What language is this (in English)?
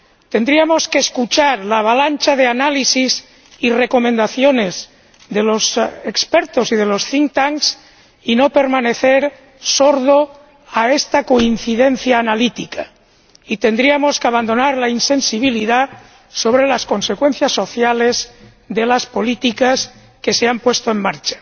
Spanish